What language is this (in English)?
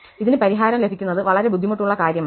Malayalam